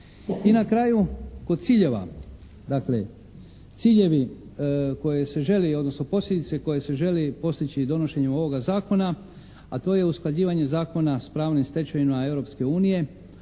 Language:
Croatian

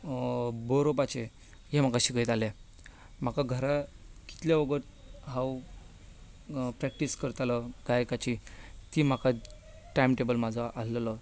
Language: Konkani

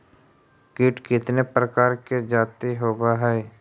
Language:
Magahi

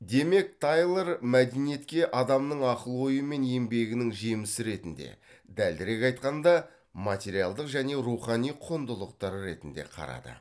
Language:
Kazakh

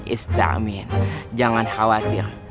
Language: Indonesian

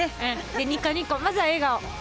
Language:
Japanese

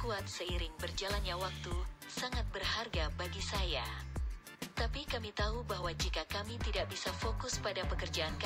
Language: Indonesian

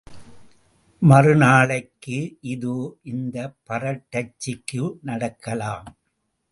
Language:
Tamil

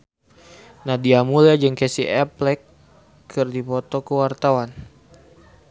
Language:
Sundanese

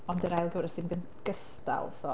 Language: Welsh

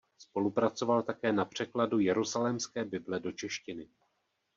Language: Czech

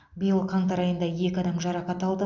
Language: Kazakh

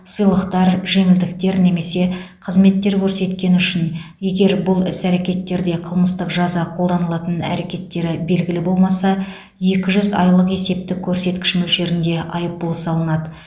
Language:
Kazakh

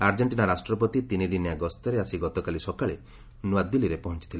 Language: Odia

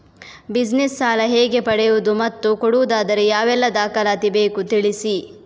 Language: Kannada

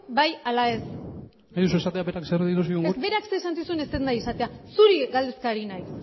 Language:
Basque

